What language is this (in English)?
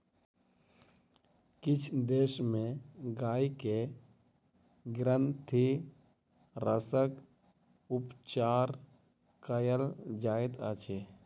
Maithili